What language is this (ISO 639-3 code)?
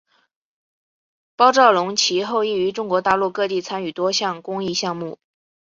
zho